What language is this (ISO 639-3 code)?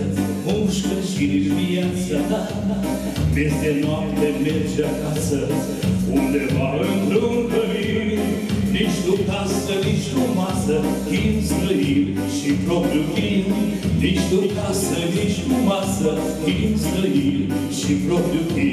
ron